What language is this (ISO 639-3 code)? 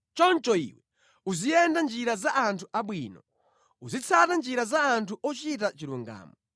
nya